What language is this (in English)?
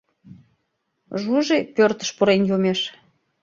Mari